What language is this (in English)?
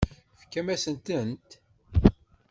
Kabyle